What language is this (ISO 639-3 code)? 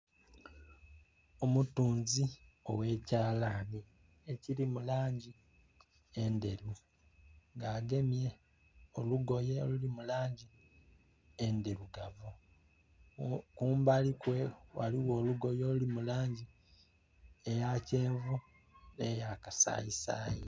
xog